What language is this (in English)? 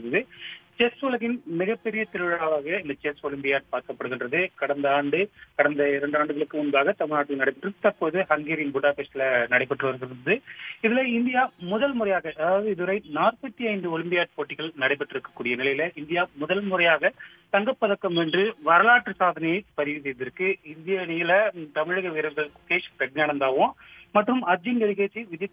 Tamil